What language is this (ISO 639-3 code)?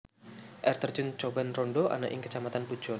jav